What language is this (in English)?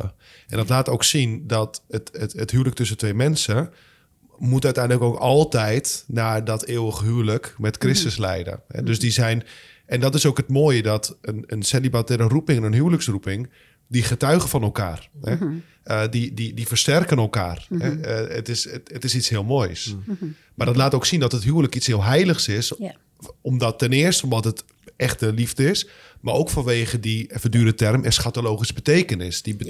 Dutch